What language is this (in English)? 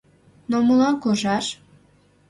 Mari